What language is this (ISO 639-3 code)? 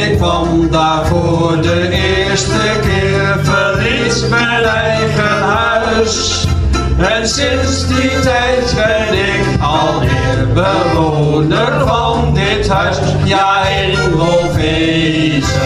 nld